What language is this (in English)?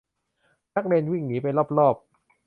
Thai